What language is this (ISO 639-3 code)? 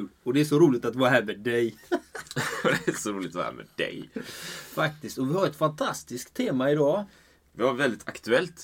swe